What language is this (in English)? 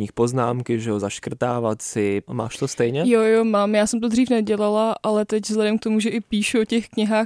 Czech